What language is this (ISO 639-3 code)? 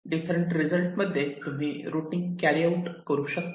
mar